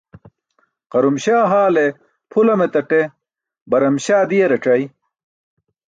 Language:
Burushaski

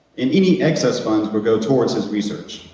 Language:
English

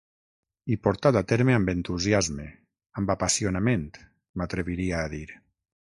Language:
Catalan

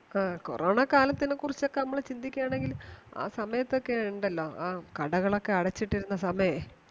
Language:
Malayalam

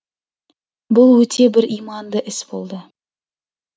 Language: Kazakh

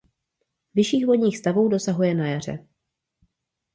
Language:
Czech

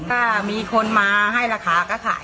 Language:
Thai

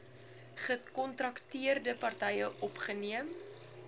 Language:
Afrikaans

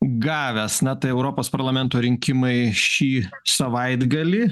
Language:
Lithuanian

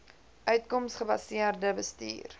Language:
Afrikaans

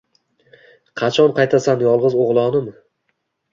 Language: Uzbek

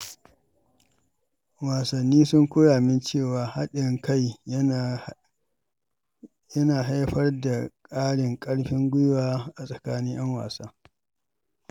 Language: Hausa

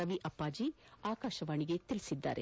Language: Kannada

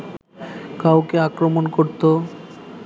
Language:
Bangla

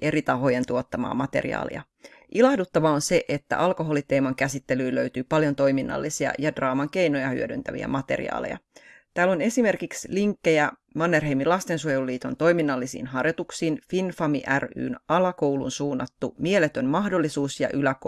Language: Finnish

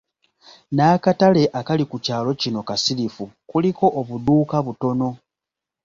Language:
Ganda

